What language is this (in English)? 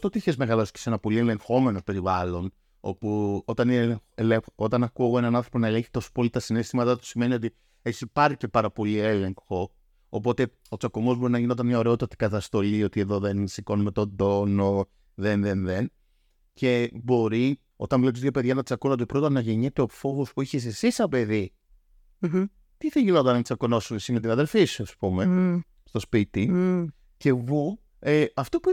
Greek